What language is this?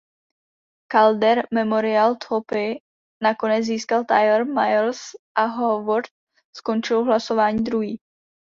Czech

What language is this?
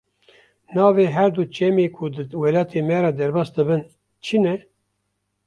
Kurdish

